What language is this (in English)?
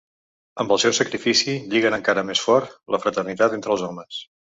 Catalan